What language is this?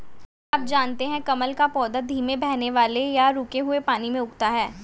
Hindi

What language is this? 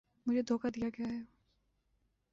Urdu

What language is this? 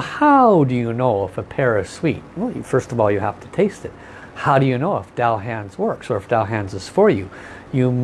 English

